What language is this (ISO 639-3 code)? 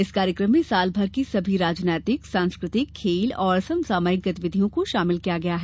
hin